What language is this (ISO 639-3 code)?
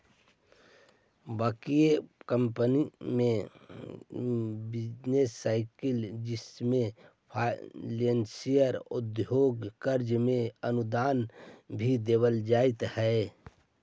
mag